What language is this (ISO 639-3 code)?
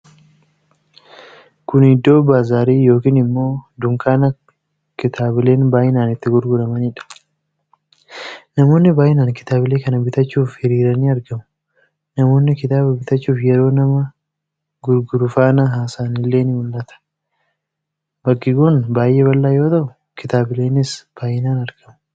orm